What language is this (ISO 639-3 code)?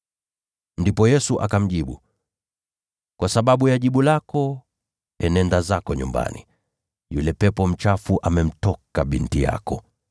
swa